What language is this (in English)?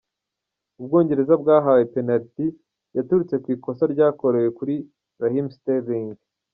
Kinyarwanda